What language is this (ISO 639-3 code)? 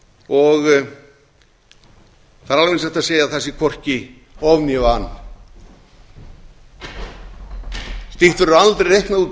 isl